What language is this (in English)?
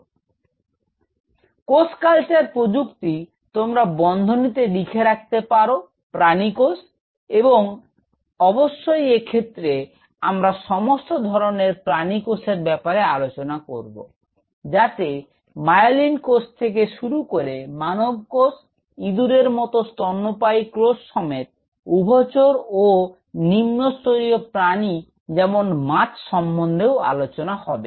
Bangla